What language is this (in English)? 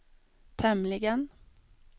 Swedish